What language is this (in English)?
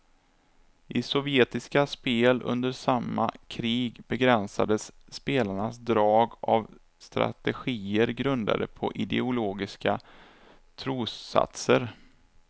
Swedish